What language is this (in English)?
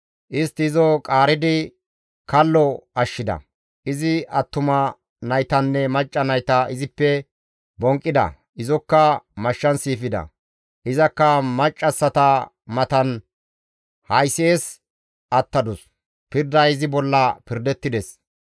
Gamo